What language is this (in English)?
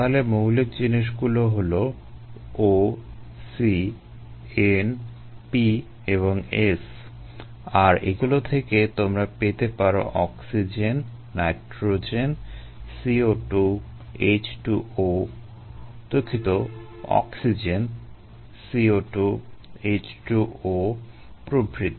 Bangla